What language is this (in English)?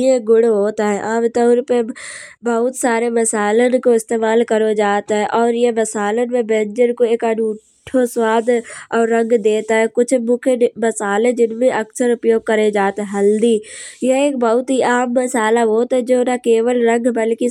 Kanauji